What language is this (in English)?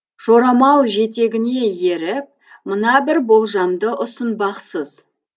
Kazakh